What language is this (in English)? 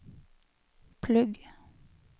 Norwegian